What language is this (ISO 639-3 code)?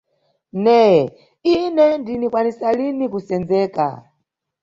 nyu